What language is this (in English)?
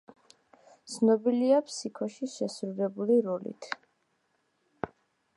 Georgian